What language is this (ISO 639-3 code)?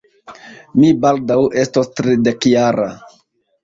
epo